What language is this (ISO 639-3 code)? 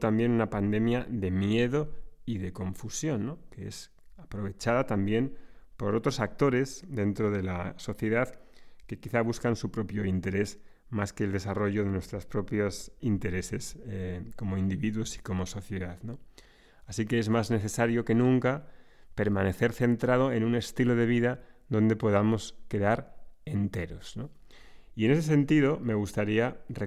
spa